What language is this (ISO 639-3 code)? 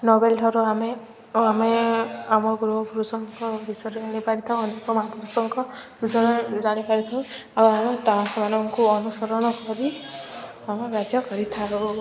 ori